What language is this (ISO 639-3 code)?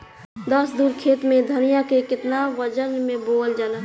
bho